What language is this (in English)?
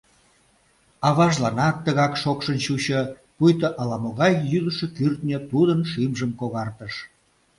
Mari